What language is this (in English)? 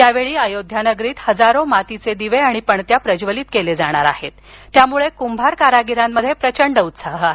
Marathi